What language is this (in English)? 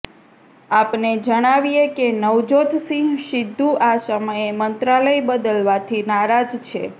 Gujarati